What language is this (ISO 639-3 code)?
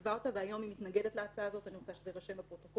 heb